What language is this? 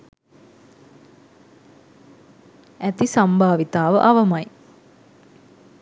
Sinhala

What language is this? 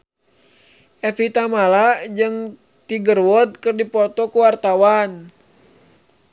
Sundanese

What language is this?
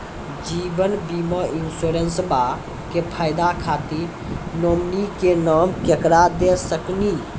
Maithili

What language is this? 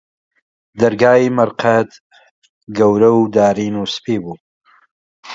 Central Kurdish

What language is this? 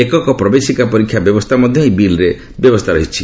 Odia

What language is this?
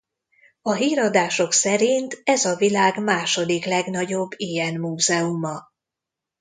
Hungarian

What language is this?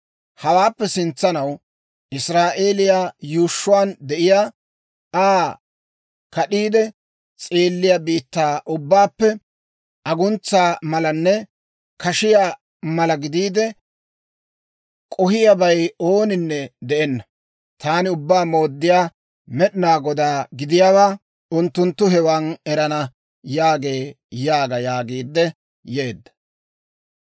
Dawro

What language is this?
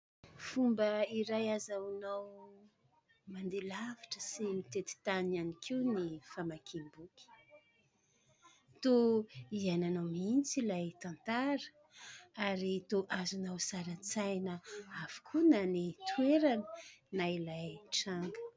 Malagasy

